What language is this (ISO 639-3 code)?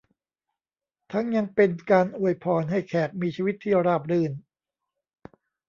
tha